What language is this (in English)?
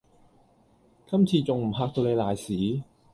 Cantonese